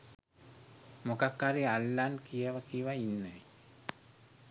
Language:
Sinhala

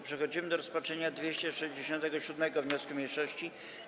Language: Polish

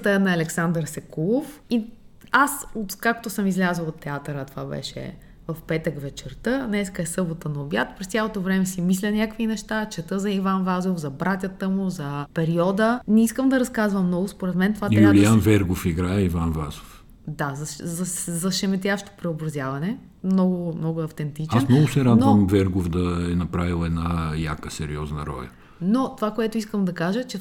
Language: Bulgarian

